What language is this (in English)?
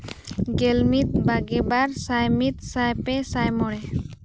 Santali